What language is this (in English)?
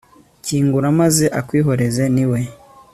Kinyarwanda